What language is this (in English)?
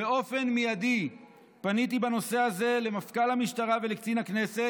Hebrew